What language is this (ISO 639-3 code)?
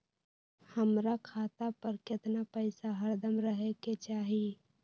mag